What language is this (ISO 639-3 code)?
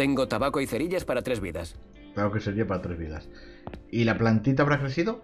spa